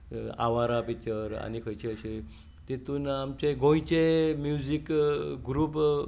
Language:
Konkani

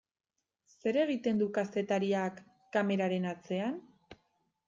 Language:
Basque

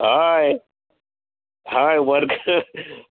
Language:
Konkani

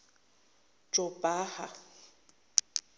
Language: Zulu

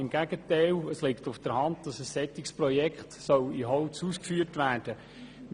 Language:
Swiss German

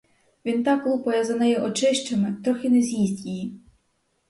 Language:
Ukrainian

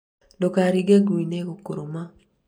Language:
Kikuyu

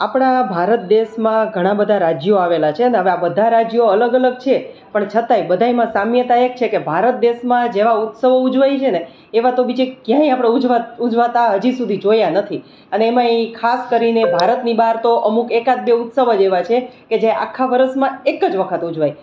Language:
Gujarati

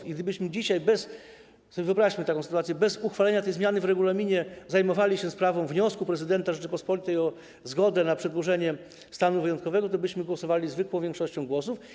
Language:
Polish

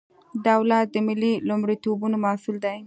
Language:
Pashto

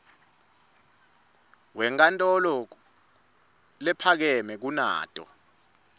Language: Swati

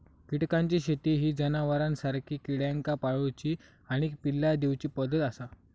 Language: Marathi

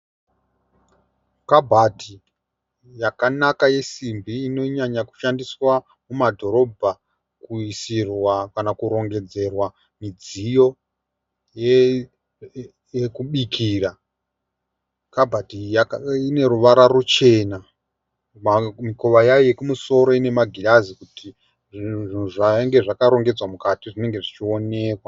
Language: Shona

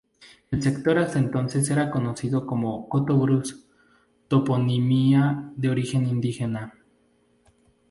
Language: Spanish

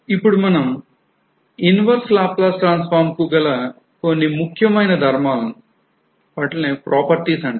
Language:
Telugu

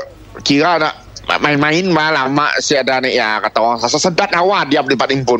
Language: Malay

